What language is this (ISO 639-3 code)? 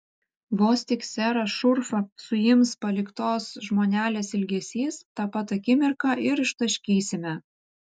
lit